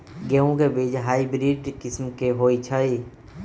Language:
Magahi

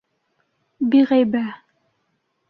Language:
Bashkir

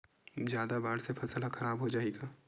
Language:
Chhattisgarhi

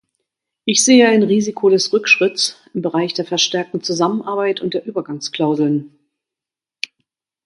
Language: German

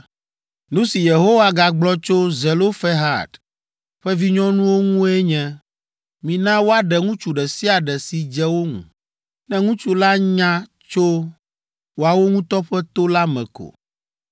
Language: Ewe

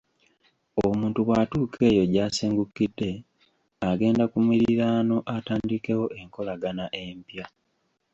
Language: Ganda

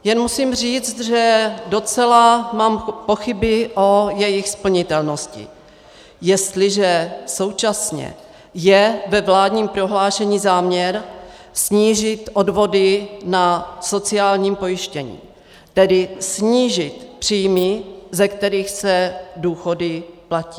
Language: Czech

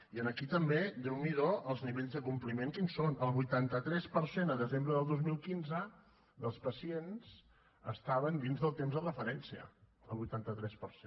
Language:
Catalan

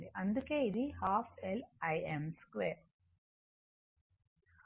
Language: Telugu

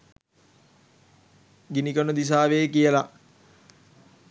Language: Sinhala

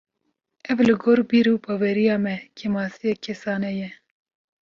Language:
Kurdish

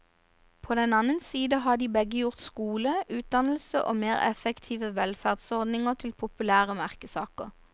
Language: Norwegian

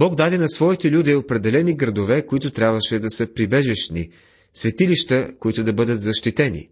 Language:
Bulgarian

